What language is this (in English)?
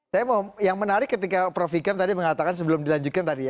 Indonesian